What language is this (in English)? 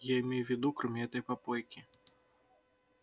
Russian